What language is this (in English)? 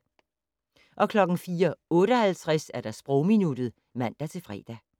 Danish